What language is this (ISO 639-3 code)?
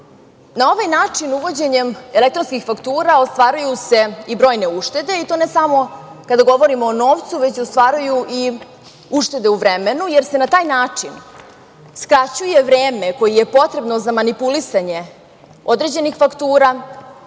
srp